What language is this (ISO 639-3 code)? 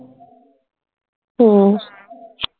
mar